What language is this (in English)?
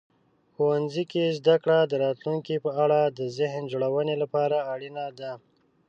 Pashto